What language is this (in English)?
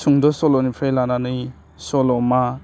Bodo